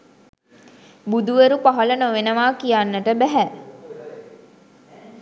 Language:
Sinhala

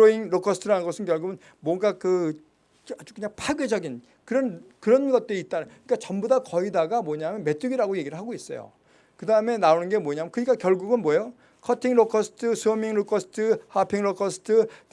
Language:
Korean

